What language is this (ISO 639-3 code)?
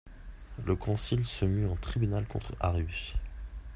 fra